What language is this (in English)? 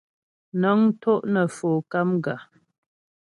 Ghomala